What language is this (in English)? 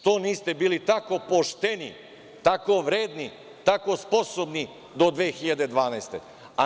Serbian